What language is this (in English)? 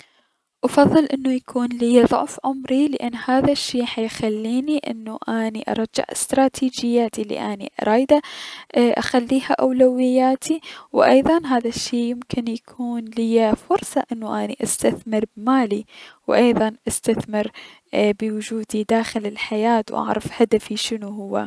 Mesopotamian Arabic